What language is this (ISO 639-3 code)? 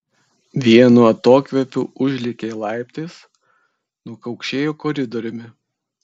lit